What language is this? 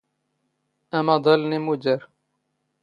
Standard Moroccan Tamazight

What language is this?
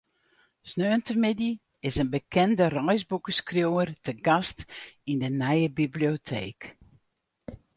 Western Frisian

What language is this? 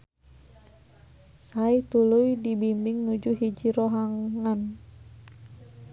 Sundanese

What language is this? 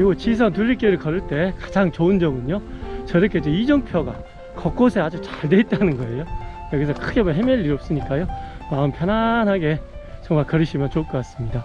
Korean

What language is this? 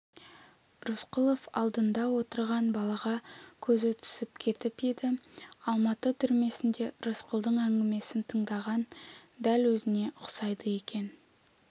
Kazakh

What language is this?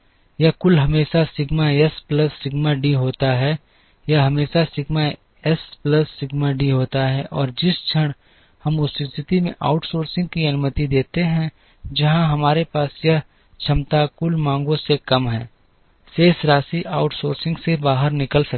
Hindi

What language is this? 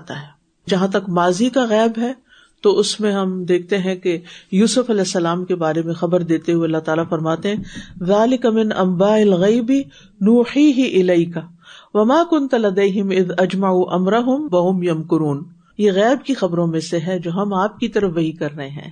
Urdu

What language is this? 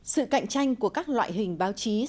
Vietnamese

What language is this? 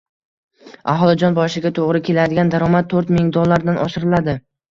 Uzbek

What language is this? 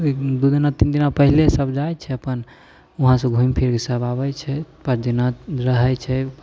Maithili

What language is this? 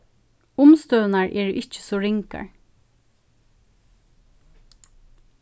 Faroese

